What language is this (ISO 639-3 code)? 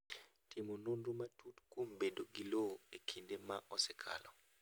luo